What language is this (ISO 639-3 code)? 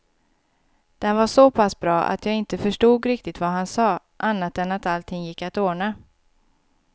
swe